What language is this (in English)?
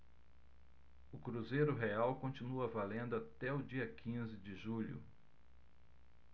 Portuguese